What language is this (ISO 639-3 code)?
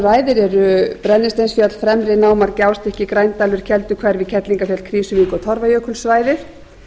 isl